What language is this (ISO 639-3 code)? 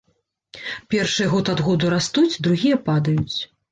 bel